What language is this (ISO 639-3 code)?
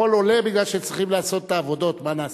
heb